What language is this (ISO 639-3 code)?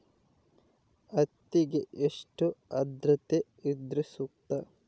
kan